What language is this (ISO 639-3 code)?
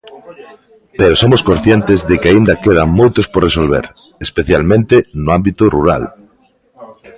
glg